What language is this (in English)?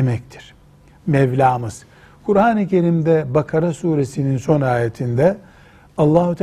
Turkish